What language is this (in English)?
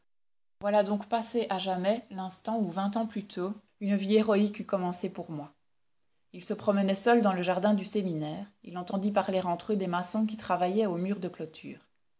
French